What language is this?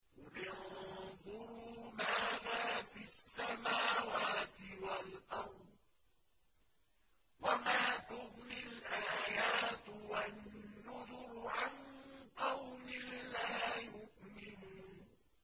Arabic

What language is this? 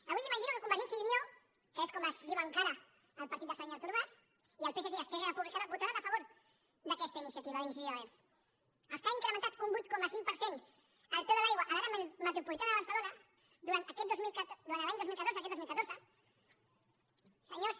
Catalan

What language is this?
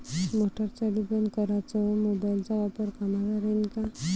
Marathi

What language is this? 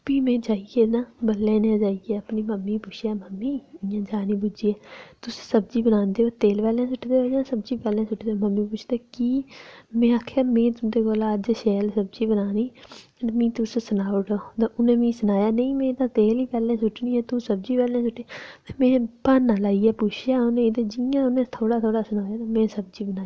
Dogri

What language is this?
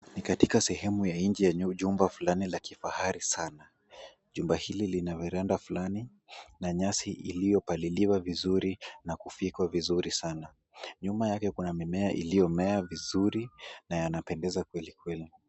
Swahili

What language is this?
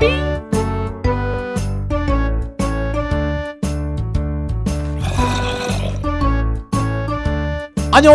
Korean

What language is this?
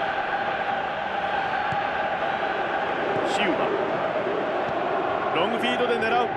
Japanese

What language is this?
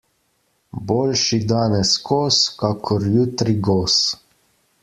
Slovenian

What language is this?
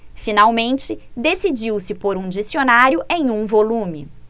Portuguese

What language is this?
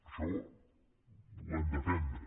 Catalan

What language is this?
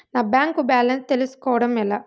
Telugu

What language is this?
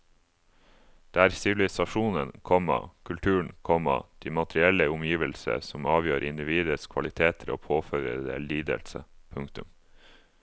Norwegian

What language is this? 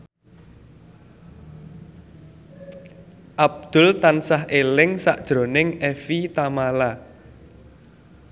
Javanese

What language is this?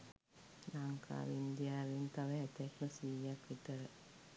Sinhala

